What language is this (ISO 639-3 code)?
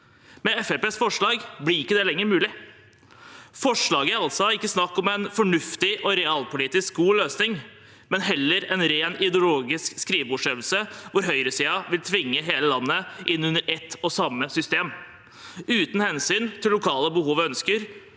nor